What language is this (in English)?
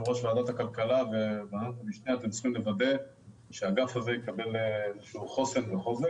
Hebrew